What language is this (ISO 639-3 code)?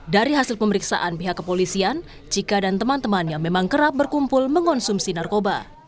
ind